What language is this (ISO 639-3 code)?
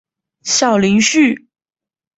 zho